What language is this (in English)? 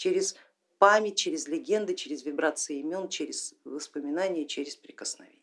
Russian